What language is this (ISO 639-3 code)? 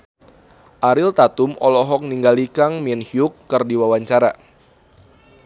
sun